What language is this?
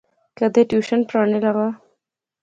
Pahari-Potwari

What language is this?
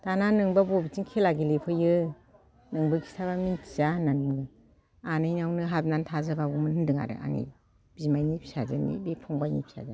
Bodo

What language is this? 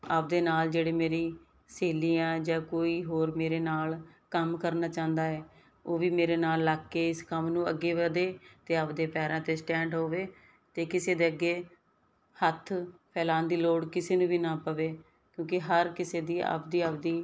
Punjabi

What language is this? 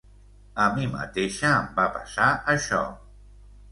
Catalan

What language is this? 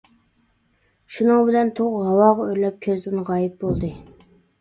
Uyghur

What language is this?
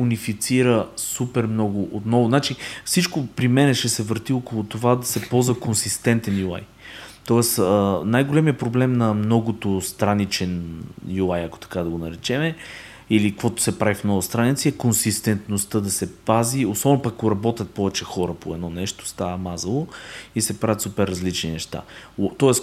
Bulgarian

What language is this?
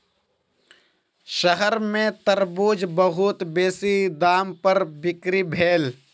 Maithili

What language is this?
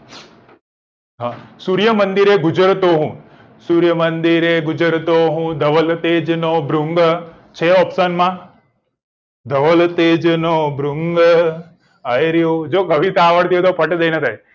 Gujarati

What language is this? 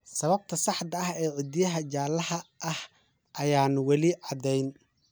Somali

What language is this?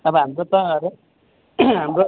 Nepali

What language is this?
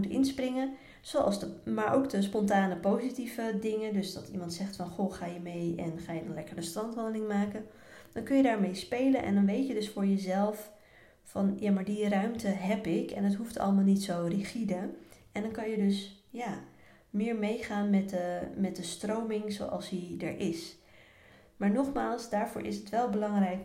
Dutch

